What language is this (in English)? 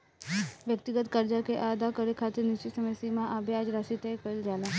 Bhojpuri